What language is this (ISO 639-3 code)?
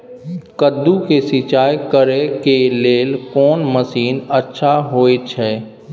mai